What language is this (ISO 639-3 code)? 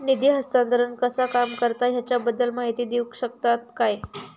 mar